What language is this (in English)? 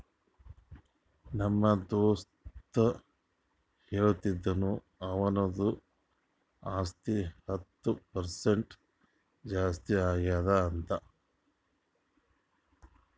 Kannada